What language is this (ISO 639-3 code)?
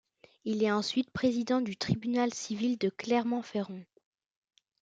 fra